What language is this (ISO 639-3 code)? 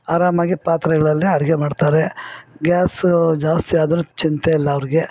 kan